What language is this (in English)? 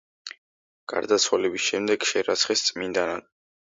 Georgian